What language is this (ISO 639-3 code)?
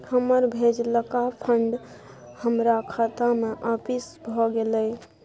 mai